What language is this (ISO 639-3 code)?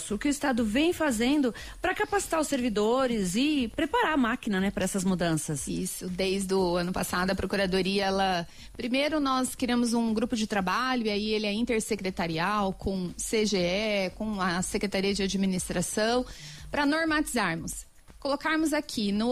por